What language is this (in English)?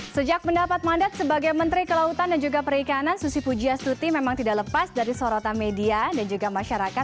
Indonesian